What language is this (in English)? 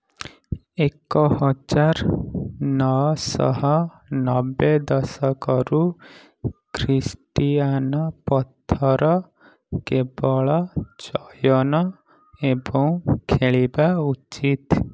Odia